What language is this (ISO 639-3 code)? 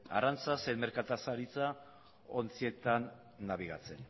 eus